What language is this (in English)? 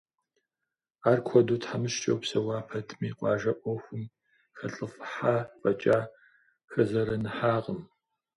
Kabardian